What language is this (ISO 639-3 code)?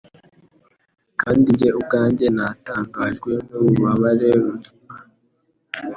kin